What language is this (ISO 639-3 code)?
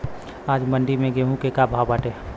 bho